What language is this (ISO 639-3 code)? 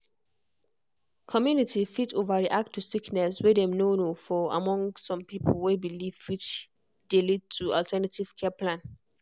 pcm